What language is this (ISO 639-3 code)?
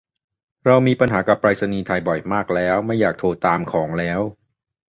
tha